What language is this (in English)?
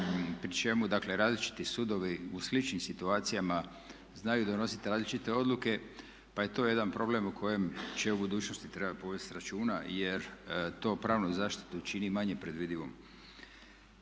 Croatian